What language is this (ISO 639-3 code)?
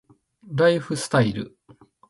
jpn